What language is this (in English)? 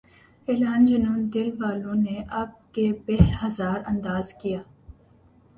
Urdu